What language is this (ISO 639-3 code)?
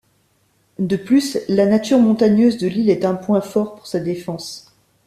fra